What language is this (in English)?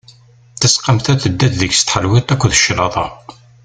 Kabyle